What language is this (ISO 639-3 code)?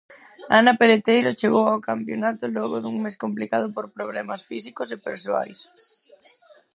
glg